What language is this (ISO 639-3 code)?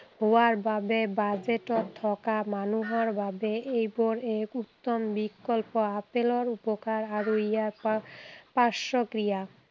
asm